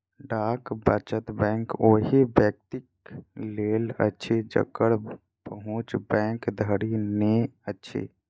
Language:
Maithili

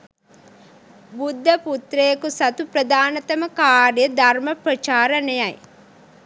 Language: Sinhala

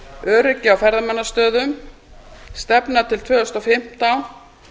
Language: Icelandic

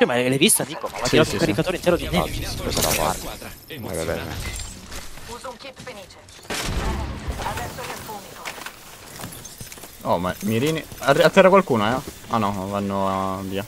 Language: Italian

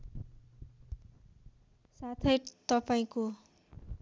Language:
Nepali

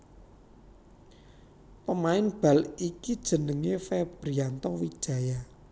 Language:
Javanese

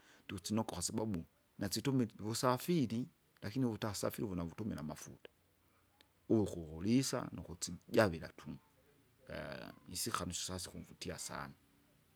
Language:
Kinga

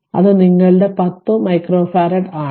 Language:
Malayalam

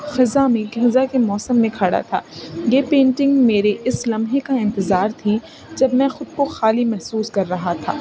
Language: Urdu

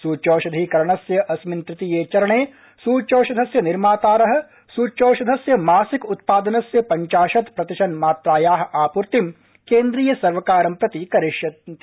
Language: Sanskrit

